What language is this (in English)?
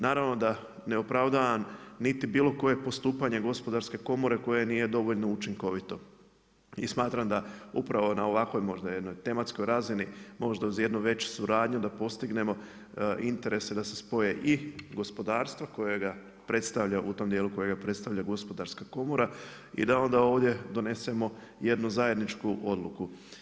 Croatian